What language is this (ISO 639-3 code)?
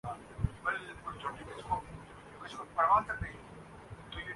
urd